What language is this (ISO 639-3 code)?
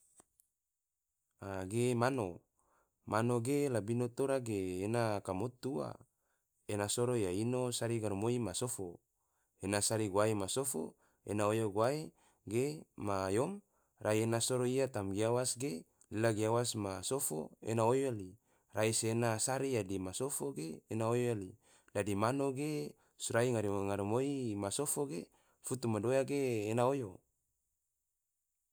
tvo